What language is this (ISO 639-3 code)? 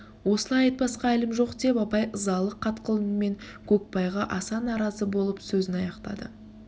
kaz